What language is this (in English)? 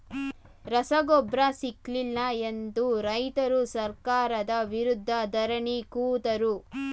Kannada